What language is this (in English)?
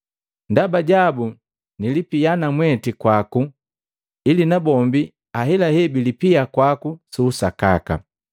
Matengo